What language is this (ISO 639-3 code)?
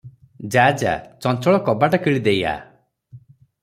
ori